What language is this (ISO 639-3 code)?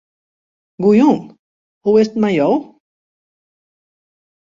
fry